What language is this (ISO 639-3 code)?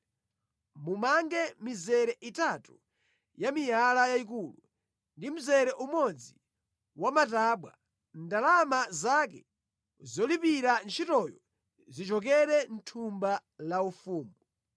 nya